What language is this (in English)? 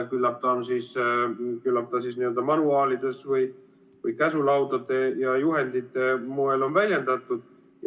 Estonian